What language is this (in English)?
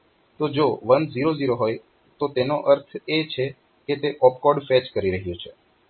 Gujarati